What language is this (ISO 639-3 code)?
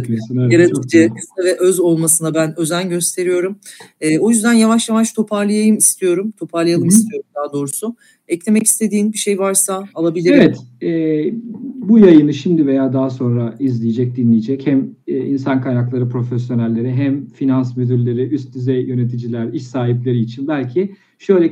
tur